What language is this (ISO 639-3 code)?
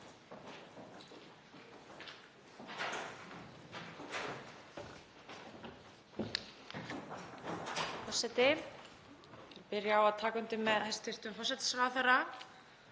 isl